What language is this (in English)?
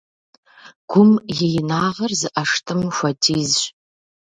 Kabardian